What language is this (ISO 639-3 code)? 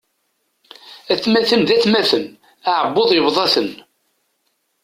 kab